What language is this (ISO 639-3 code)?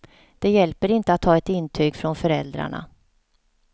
swe